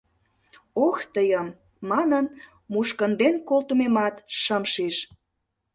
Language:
Mari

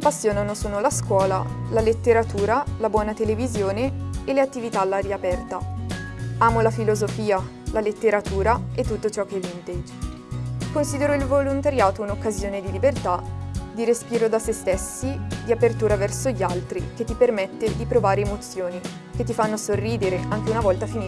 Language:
Italian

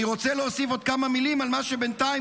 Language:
Hebrew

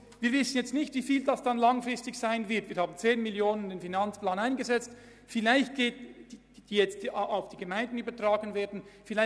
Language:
Swiss German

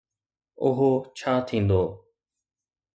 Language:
Sindhi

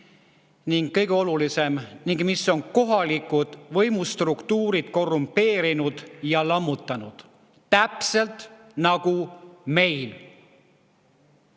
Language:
Estonian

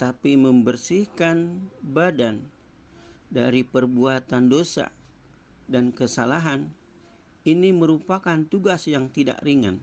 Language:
Indonesian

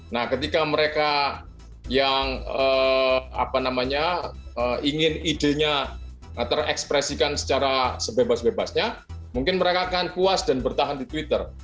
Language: Indonesian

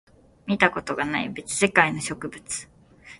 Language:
Japanese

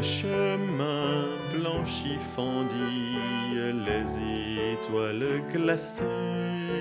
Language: French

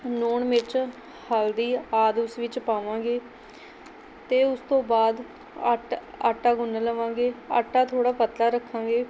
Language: Punjabi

